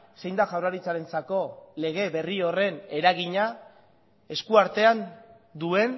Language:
Basque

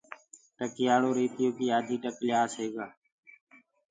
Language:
Gurgula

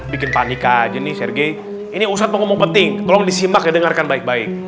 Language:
Indonesian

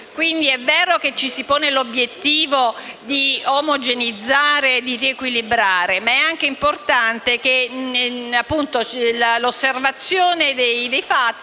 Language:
Italian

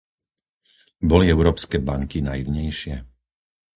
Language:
Slovak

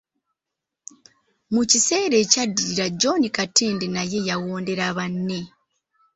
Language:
Ganda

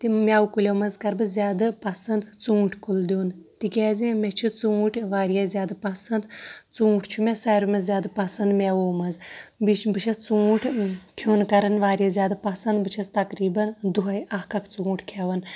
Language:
Kashmiri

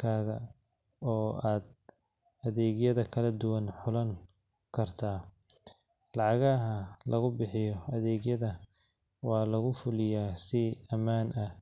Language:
Somali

